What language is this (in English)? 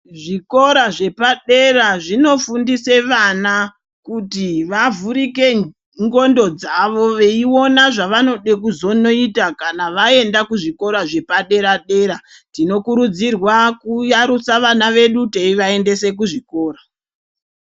Ndau